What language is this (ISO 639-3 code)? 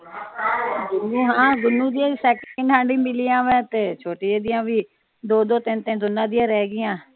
pan